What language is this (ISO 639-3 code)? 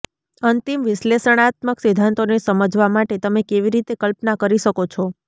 guj